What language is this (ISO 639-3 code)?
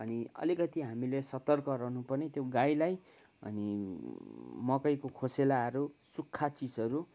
nep